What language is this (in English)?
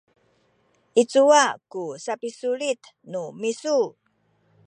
Sakizaya